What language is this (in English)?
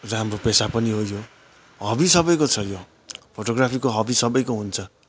Nepali